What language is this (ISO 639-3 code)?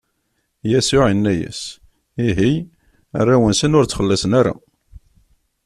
kab